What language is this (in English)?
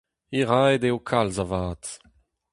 Breton